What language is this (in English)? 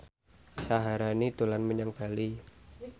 Javanese